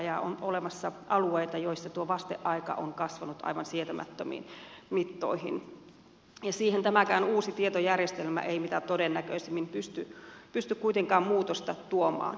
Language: Finnish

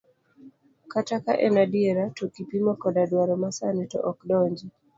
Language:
Luo (Kenya and Tanzania)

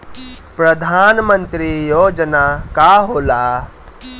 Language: Bhojpuri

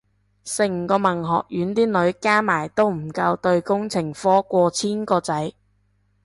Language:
Cantonese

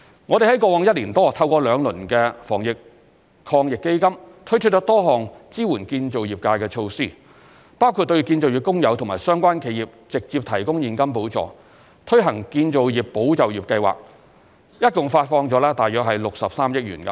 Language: Cantonese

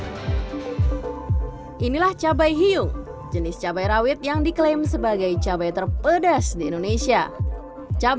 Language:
Indonesian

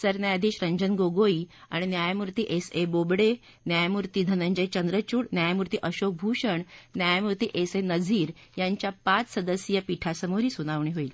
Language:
Marathi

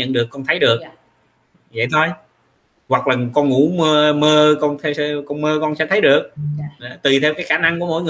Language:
Vietnamese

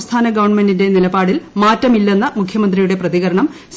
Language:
Malayalam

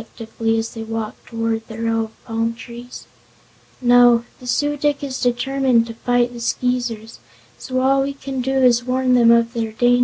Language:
English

